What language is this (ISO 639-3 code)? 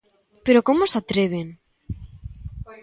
glg